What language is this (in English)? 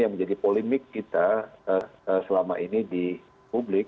Indonesian